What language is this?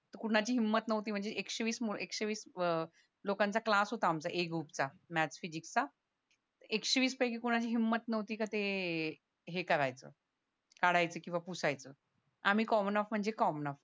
Marathi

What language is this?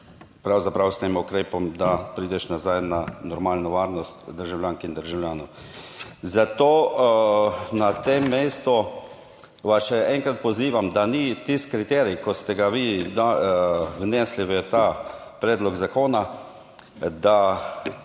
Slovenian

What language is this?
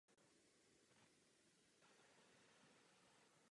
Czech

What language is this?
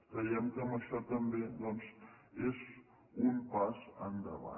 Catalan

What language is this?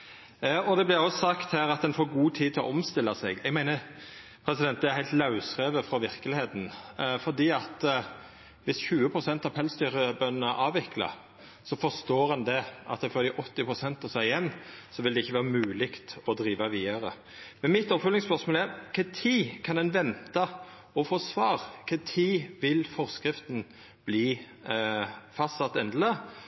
Norwegian Nynorsk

